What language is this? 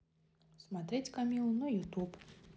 Russian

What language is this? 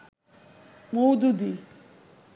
Bangla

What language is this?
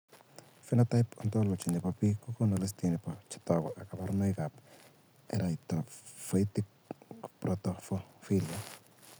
Kalenjin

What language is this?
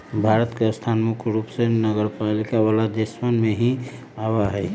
Magahi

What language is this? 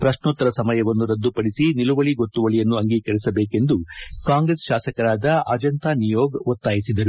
Kannada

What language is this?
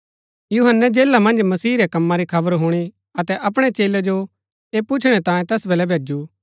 Gaddi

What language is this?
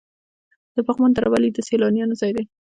Pashto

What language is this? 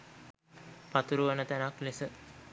Sinhala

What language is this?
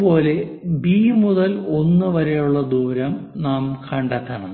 Malayalam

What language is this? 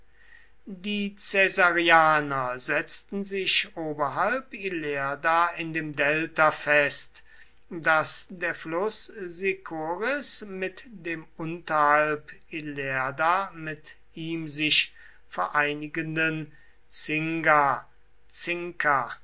German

